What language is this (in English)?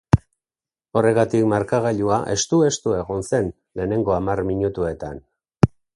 Basque